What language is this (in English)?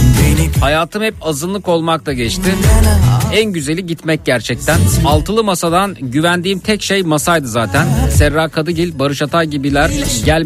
Turkish